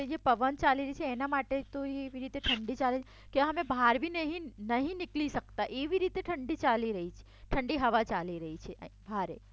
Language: Gujarati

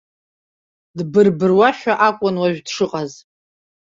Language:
Abkhazian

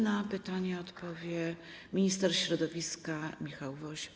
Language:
Polish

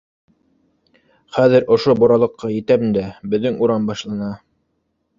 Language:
Bashkir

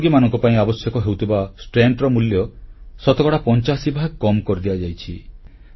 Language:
Odia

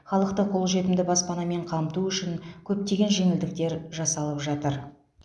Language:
Kazakh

